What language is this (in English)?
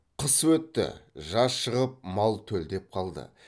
Kazakh